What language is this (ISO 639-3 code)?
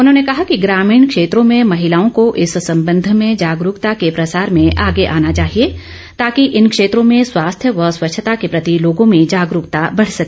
hin